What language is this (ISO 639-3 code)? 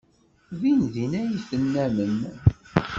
kab